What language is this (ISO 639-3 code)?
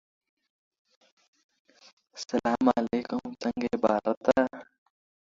eng